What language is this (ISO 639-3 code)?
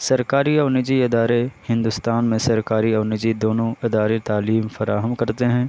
urd